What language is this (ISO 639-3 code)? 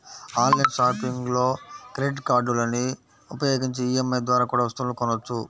tel